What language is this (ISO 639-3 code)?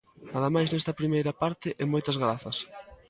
glg